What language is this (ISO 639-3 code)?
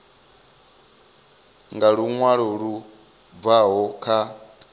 ven